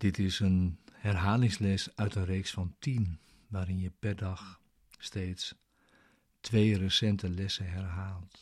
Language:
Dutch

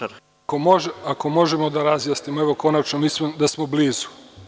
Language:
Serbian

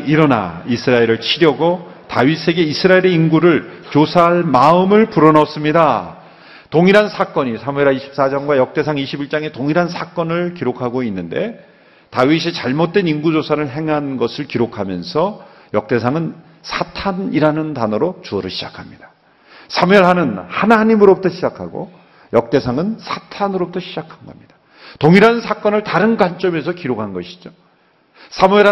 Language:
Korean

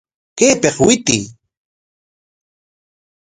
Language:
Corongo Ancash Quechua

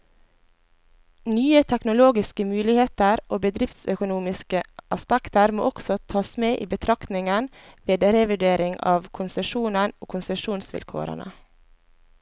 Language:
Norwegian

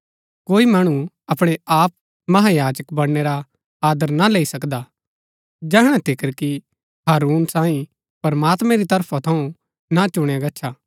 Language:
Gaddi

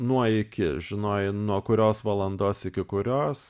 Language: Lithuanian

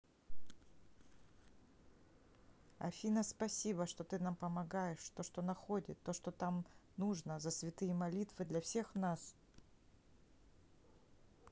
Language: Russian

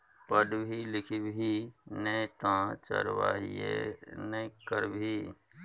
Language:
Maithili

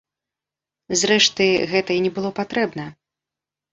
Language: Belarusian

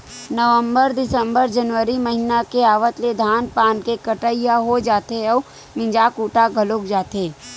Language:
Chhattisgarhi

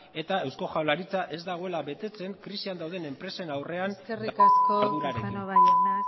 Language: Basque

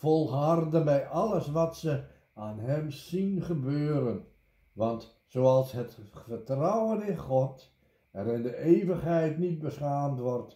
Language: Dutch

